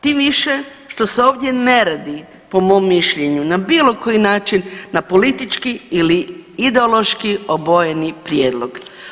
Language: Croatian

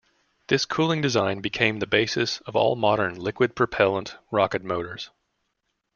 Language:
English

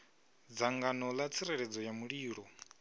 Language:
Venda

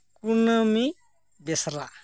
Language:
Santali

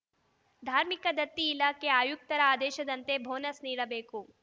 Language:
Kannada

